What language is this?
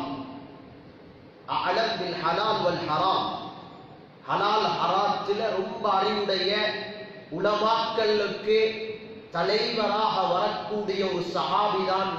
Arabic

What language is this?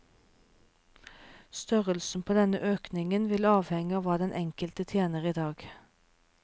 Norwegian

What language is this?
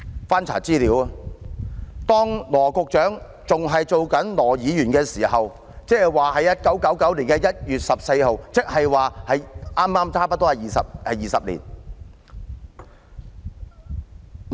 Cantonese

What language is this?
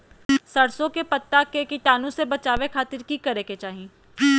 Magahi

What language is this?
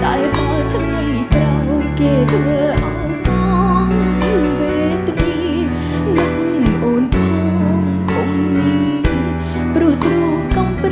Khmer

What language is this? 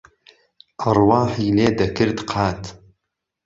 Central Kurdish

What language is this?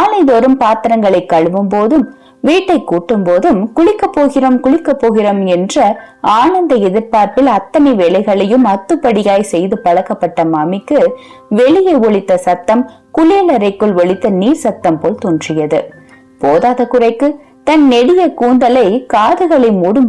Tamil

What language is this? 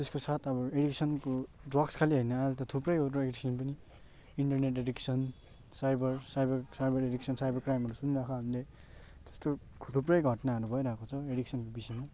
Nepali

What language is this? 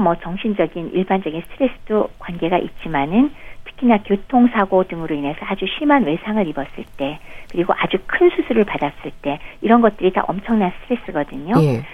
Korean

